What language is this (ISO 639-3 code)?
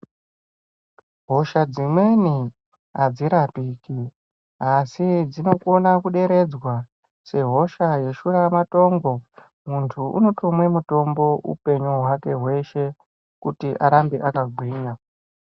ndc